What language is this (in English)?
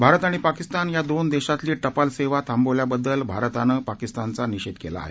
Marathi